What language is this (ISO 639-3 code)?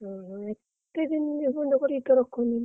ori